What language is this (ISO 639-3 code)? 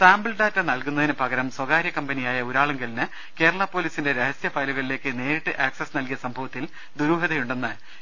mal